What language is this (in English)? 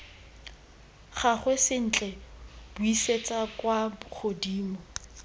Tswana